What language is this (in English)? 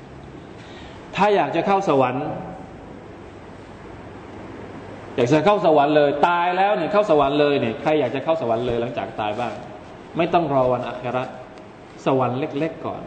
Thai